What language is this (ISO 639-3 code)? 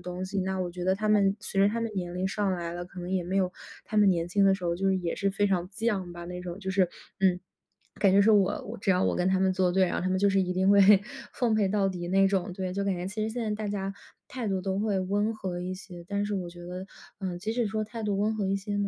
zho